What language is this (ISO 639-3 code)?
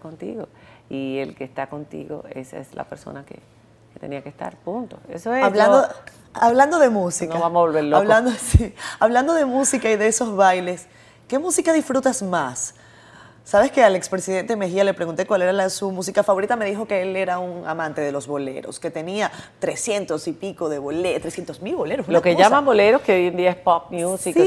spa